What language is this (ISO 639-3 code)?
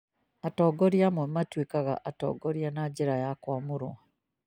kik